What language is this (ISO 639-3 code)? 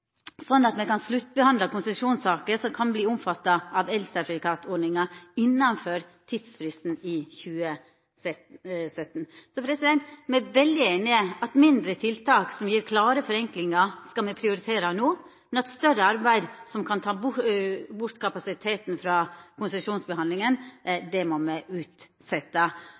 nno